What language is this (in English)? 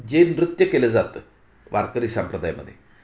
Marathi